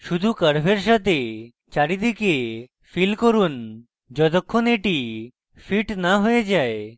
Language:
Bangla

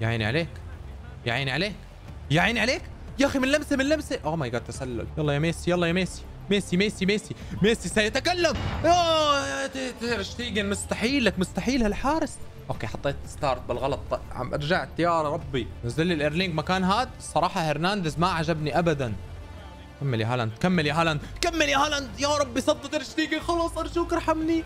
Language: Arabic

